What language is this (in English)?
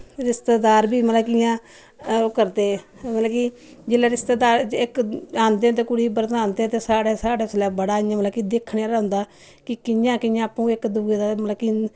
Dogri